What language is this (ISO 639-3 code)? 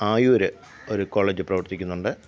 mal